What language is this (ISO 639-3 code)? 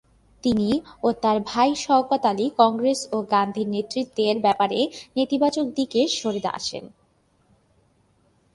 ben